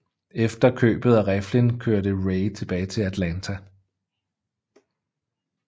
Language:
Danish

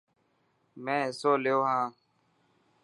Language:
Dhatki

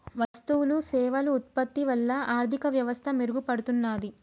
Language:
Telugu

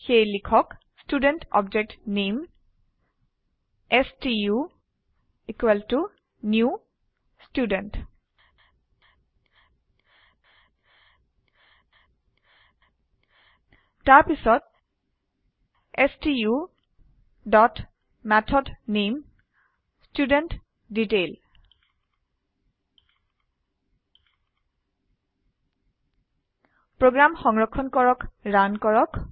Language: Assamese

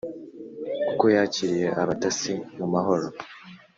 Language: Kinyarwanda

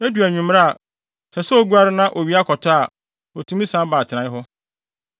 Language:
Akan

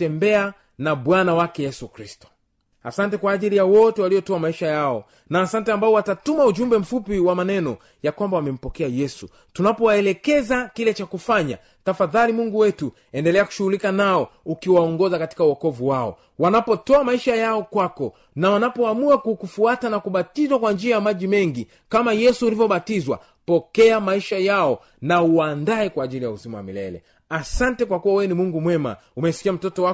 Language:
Swahili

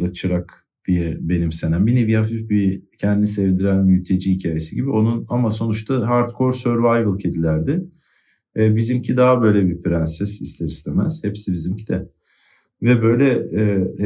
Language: Turkish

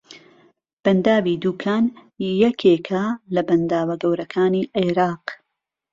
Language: Central Kurdish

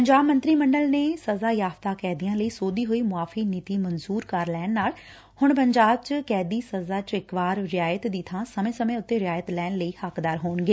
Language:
Punjabi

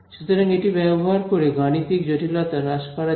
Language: Bangla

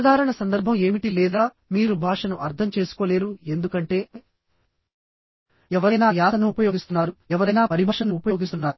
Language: Telugu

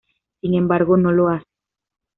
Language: Spanish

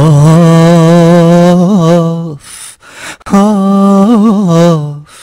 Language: Turkish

